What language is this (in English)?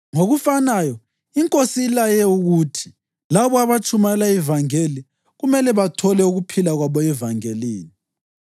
North Ndebele